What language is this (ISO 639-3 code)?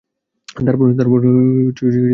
ben